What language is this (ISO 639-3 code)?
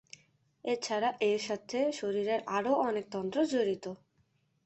ben